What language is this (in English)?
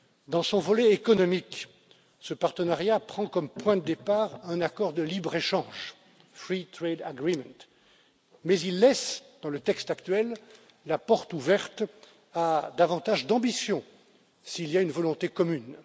French